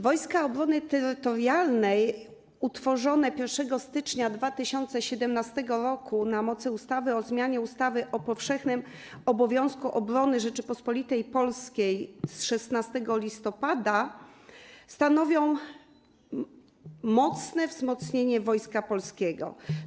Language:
Polish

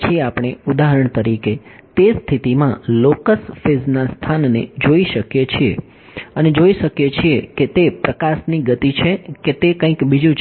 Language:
Gujarati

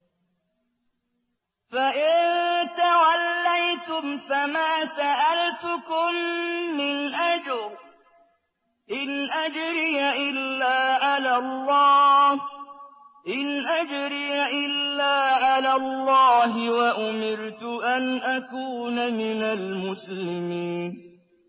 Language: Arabic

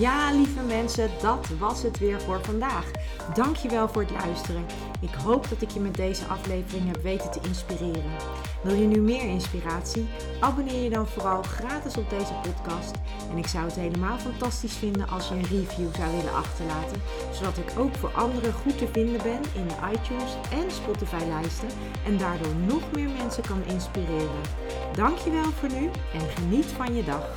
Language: Dutch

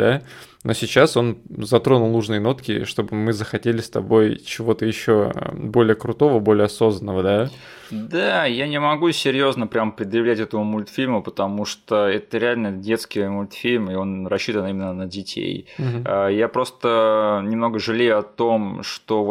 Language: Russian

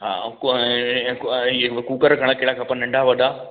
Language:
Sindhi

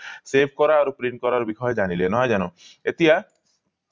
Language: Assamese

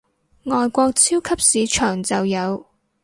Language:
Cantonese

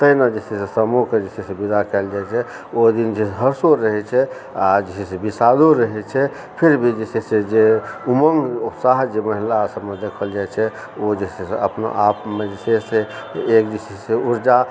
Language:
Maithili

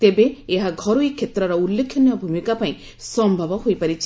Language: Odia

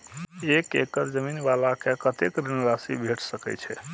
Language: Maithili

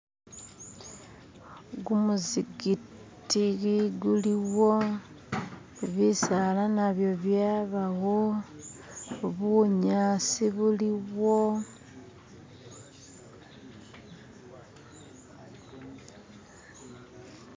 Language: Masaaba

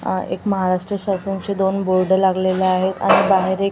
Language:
Marathi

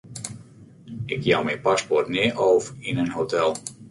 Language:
Western Frisian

